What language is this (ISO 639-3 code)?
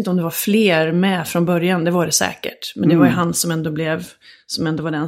swe